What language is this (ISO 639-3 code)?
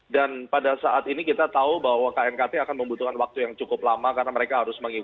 ind